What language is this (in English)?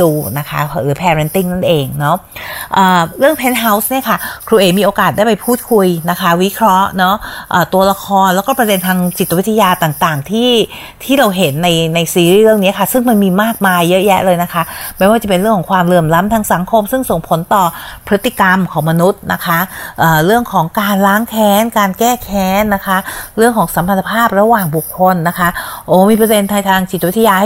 Thai